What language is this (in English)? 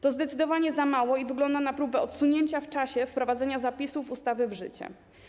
Polish